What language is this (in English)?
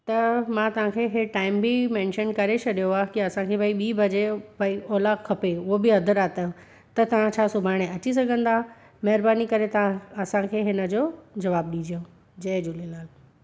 Sindhi